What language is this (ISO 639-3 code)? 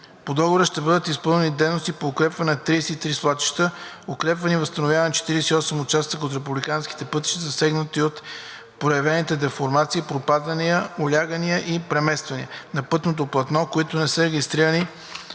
bul